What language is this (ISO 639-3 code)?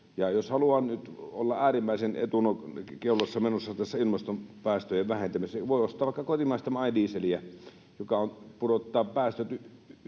fin